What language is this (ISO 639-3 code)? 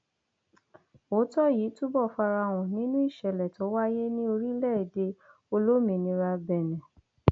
yor